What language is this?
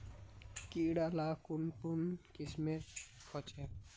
Magahi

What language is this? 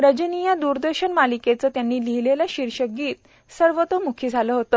Marathi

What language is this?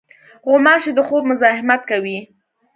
Pashto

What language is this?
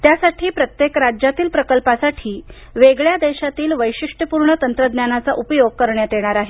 Marathi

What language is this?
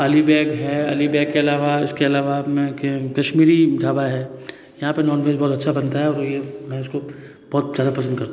Hindi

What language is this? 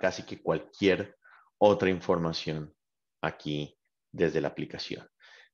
Spanish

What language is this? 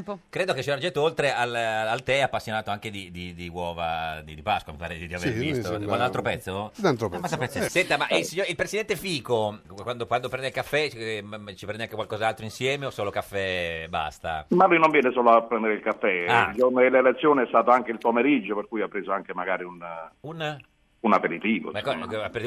Italian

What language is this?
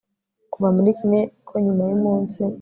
Kinyarwanda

